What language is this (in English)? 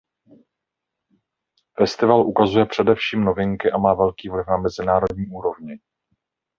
Czech